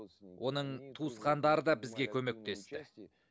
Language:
Kazakh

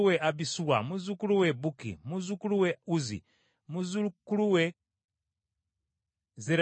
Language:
Ganda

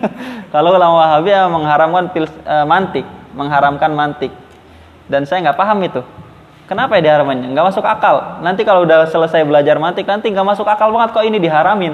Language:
Indonesian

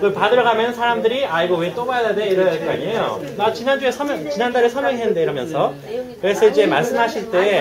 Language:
Korean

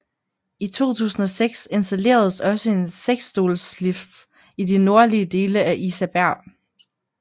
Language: Danish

